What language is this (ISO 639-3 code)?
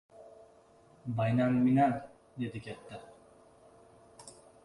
uzb